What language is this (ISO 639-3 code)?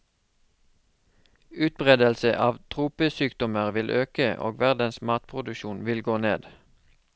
nor